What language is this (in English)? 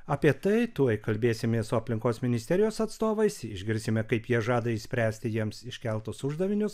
Lithuanian